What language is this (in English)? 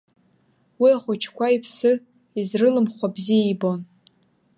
Abkhazian